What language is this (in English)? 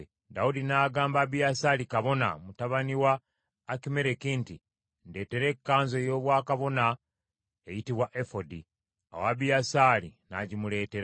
Ganda